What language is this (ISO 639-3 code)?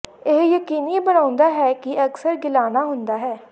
pan